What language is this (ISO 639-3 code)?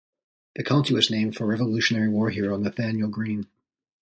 eng